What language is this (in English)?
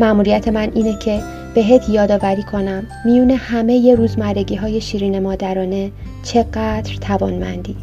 Persian